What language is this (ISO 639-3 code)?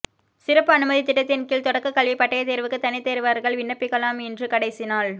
tam